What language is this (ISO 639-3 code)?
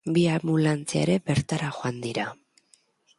eus